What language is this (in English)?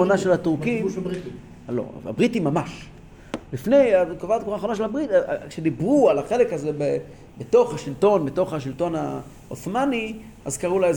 Hebrew